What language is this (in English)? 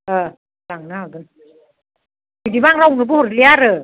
Bodo